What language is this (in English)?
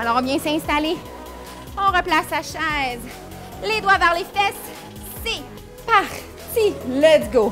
French